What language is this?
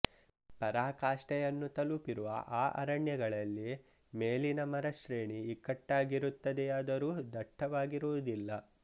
Kannada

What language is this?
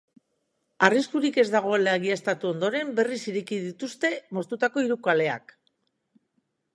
Basque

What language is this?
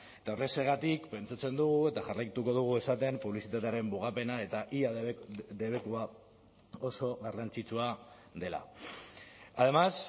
Basque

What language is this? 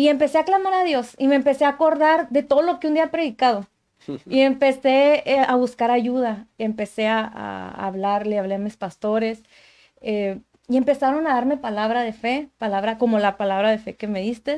Spanish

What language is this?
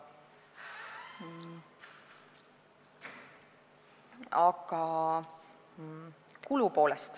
Estonian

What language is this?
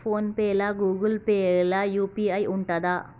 Telugu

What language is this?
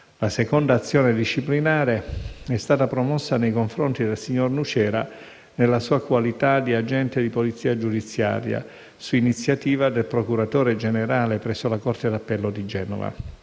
Italian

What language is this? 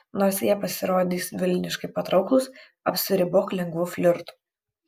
Lithuanian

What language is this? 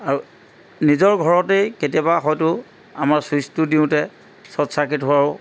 Assamese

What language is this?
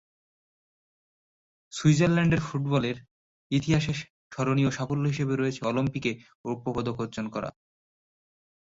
Bangla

